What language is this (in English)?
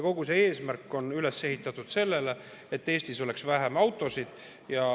Estonian